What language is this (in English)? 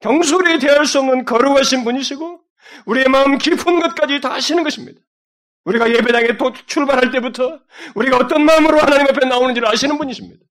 Korean